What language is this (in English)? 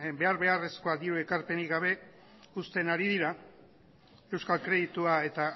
Basque